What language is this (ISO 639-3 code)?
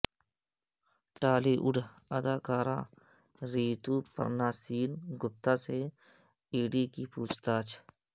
urd